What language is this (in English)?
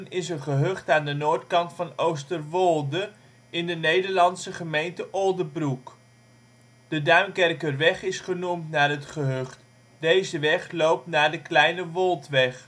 Dutch